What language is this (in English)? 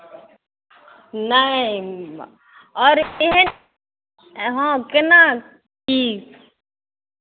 Maithili